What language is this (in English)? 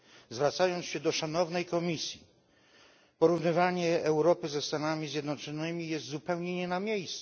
Polish